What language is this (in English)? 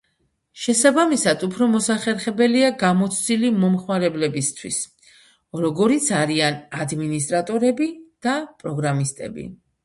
Georgian